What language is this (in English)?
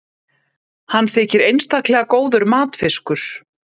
Icelandic